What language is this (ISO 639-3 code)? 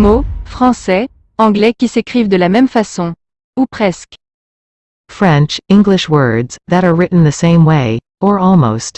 fra